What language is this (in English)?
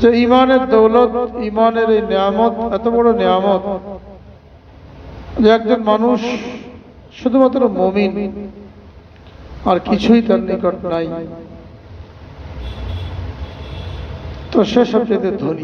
Arabic